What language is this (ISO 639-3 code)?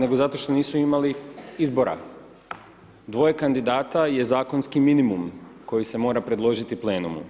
hrv